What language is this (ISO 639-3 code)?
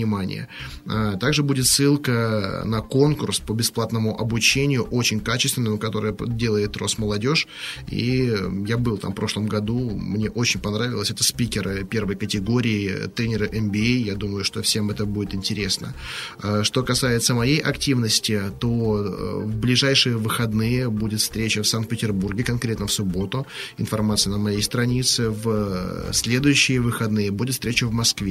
rus